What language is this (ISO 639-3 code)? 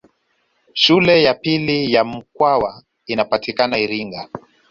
swa